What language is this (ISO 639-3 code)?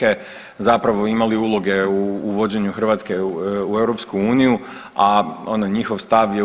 hrv